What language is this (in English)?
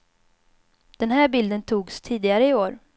Swedish